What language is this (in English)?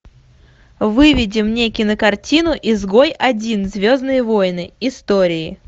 Russian